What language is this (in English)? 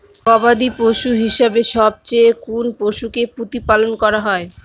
Bangla